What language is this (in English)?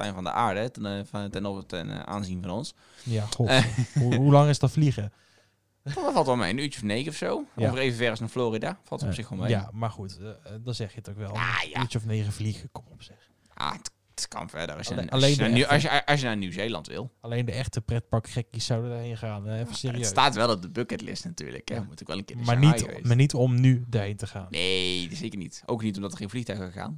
Dutch